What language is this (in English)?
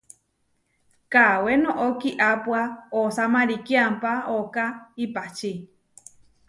Huarijio